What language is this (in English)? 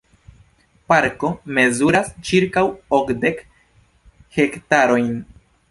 Esperanto